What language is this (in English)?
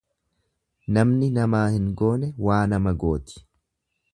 Oromo